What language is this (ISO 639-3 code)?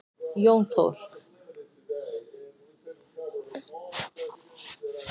isl